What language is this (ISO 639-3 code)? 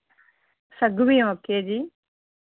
tel